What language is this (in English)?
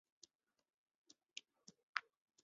Chinese